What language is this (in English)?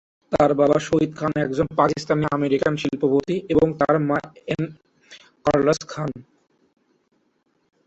Bangla